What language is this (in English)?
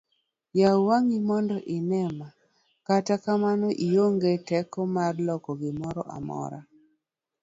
Luo (Kenya and Tanzania)